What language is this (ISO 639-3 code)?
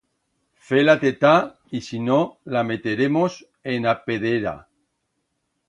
arg